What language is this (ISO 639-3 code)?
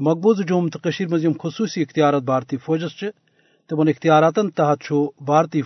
urd